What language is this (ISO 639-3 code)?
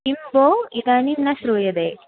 san